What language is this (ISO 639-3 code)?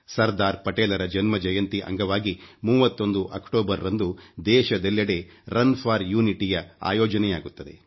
kan